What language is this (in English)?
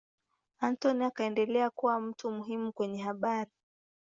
Swahili